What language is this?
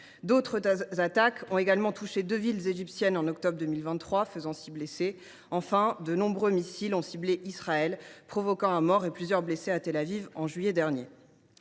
French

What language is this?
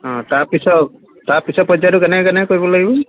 Assamese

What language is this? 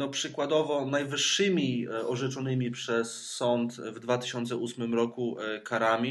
Polish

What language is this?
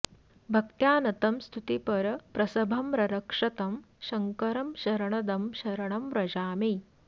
Sanskrit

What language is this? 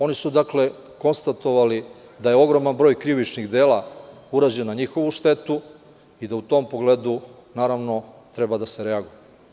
Serbian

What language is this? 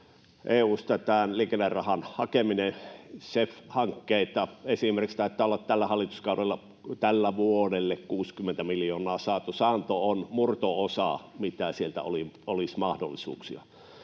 Finnish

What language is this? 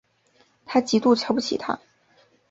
Chinese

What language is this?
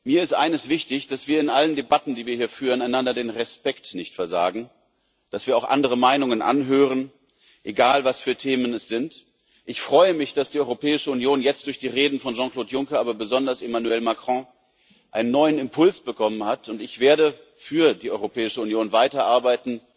German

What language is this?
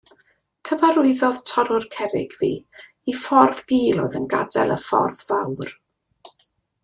Welsh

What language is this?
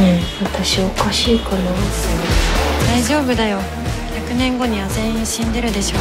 Japanese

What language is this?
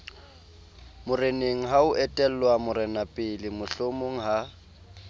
Southern Sotho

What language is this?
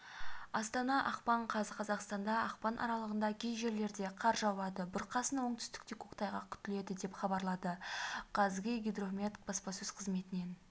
Kazakh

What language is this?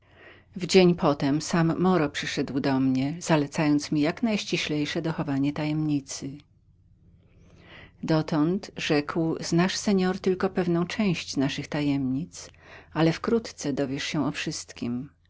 Polish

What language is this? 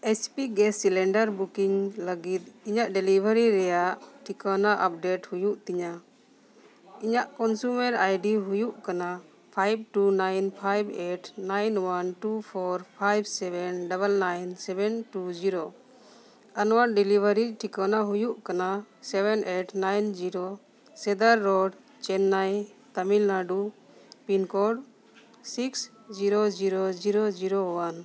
Santali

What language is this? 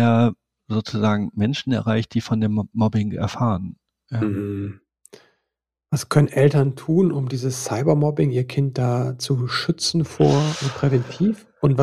German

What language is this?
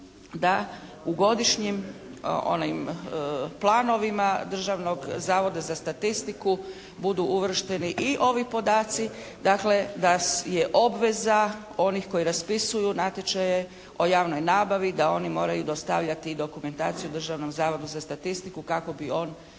Croatian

